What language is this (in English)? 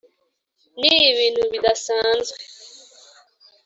Kinyarwanda